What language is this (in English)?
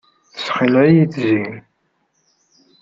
Kabyle